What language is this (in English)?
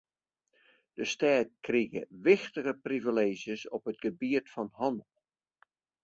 Western Frisian